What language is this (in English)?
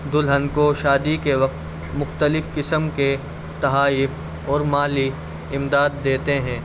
Urdu